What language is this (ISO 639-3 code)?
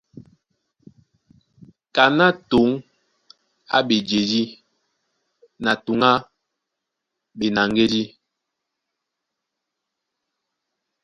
dua